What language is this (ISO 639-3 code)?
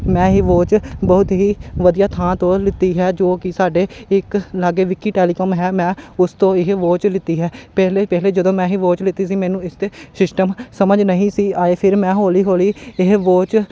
pan